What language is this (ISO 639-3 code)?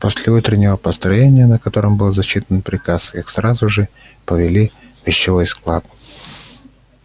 rus